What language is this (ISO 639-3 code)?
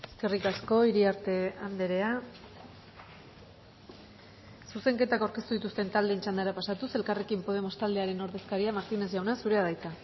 eus